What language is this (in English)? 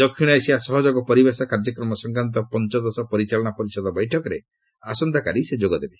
Odia